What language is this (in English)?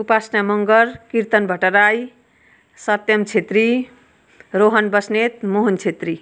Nepali